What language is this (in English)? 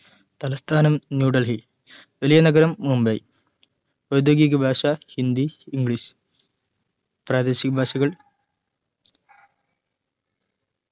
Malayalam